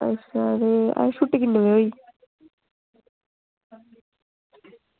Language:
Dogri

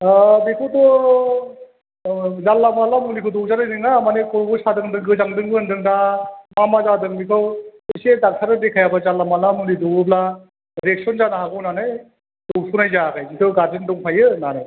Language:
Bodo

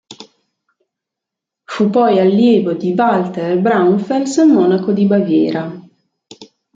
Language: Italian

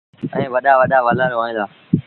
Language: Sindhi Bhil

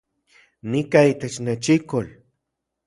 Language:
Central Puebla Nahuatl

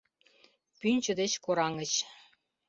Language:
Mari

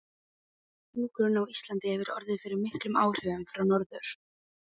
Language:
Icelandic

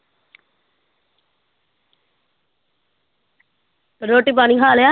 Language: Punjabi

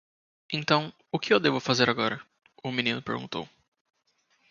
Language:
Portuguese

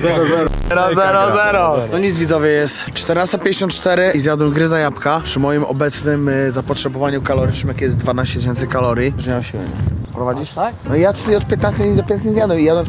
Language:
Polish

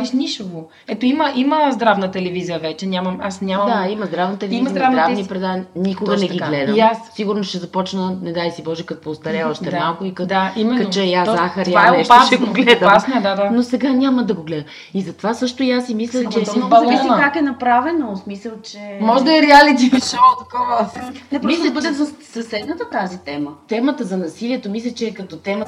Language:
Bulgarian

